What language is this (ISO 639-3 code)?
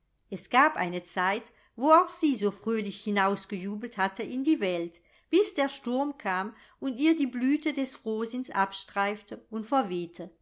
deu